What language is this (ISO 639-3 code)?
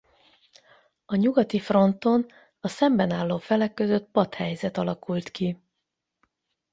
hun